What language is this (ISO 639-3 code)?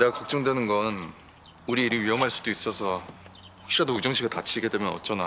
kor